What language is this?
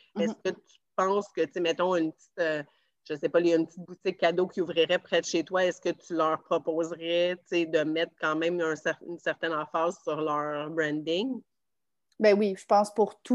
French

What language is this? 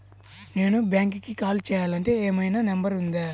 Telugu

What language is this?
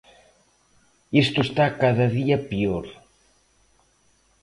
Galician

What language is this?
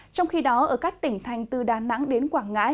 Vietnamese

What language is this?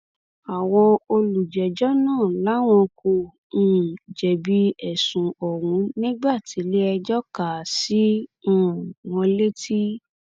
Yoruba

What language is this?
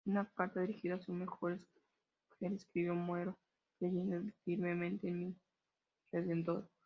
Spanish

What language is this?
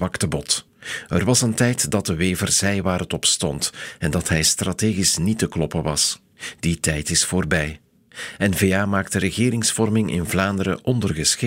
Dutch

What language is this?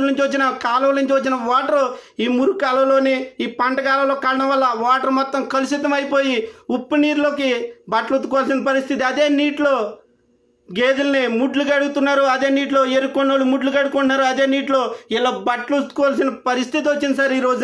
Telugu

